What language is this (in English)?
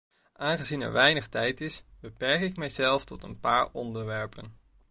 Dutch